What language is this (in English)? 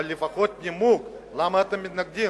Hebrew